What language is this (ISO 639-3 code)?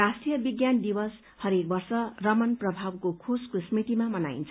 nep